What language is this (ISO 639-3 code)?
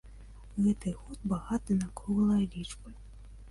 bel